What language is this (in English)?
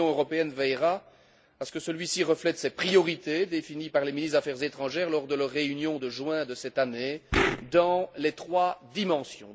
French